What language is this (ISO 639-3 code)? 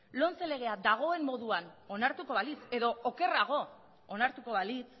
eus